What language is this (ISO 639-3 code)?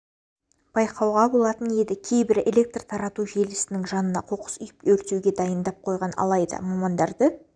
kaz